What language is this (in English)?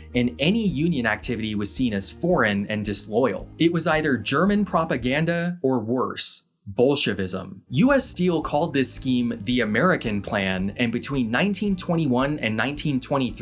English